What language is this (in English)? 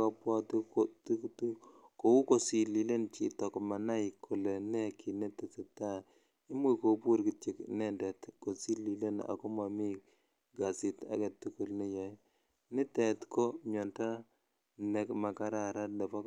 Kalenjin